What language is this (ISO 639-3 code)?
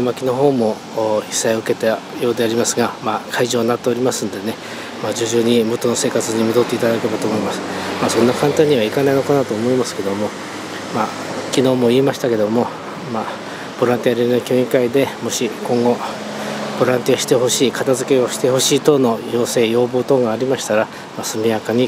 jpn